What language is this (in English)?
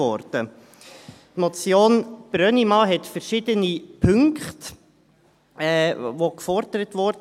Swiss German